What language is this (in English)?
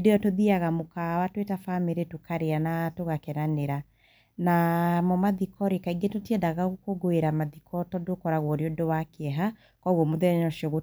Kikuyu